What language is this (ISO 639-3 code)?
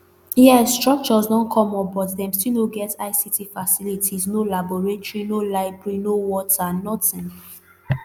pcm